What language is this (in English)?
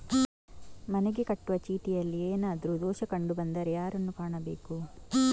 Kannada